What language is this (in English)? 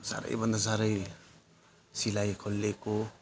Nepali